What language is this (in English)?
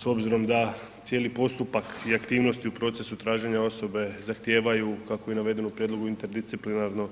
Croatian